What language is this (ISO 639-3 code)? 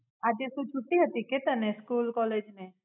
guj